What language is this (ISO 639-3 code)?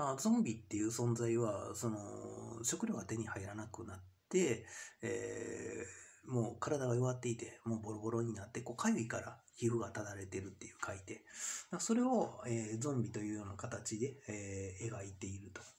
jpn